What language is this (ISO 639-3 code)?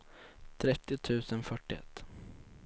swe